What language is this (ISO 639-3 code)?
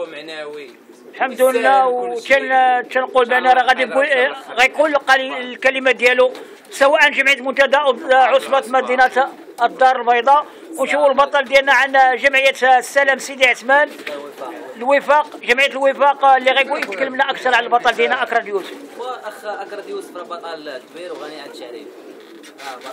ara